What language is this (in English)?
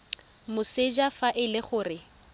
Tswana